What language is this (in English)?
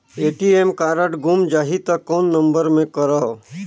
Chhattisgarhi